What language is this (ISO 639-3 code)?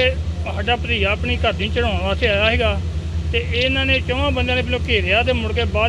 pan